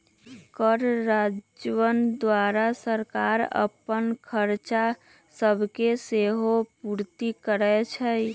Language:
Magahi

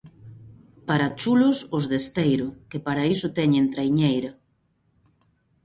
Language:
Galician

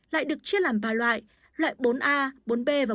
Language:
Vietnamese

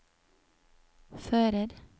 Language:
Norwegian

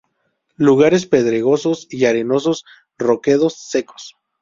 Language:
Spanish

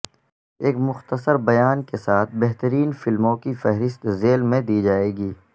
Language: Urdu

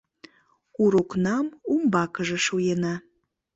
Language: Mari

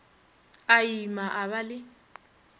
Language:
Northern Sotho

